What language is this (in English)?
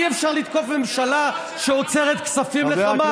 Hebrew